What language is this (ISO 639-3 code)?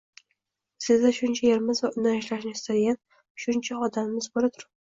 uzb